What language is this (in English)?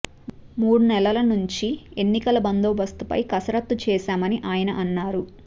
Telugu